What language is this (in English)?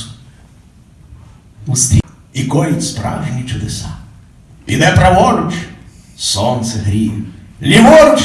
Russian